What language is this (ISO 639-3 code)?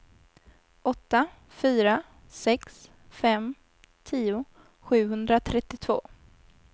swe